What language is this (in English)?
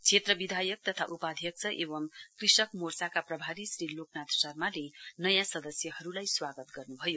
Nepali